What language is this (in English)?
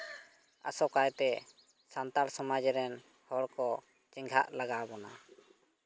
Santali